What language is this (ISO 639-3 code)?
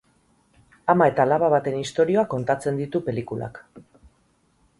eus